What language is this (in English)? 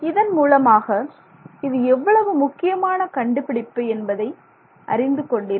Tamil